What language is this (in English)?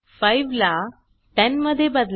Marathi